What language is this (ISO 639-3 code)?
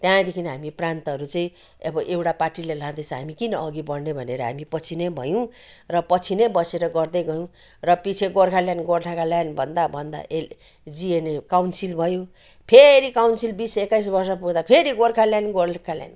nep